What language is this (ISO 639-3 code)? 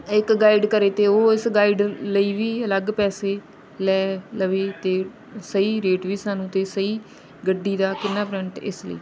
pan